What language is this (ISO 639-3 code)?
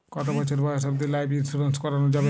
ben